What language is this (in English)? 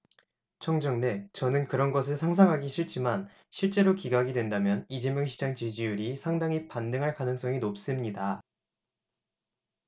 Korean